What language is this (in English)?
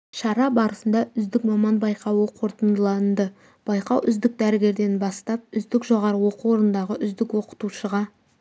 Kazakh